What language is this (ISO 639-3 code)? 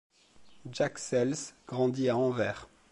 fra